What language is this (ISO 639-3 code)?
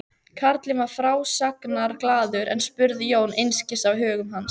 isl